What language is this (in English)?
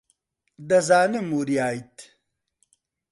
Central Kurdish